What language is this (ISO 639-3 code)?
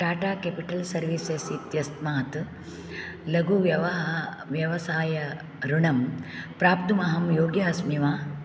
san